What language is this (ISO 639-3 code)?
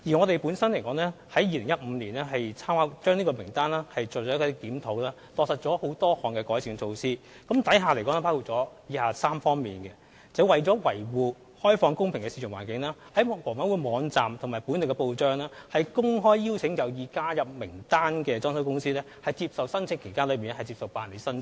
yue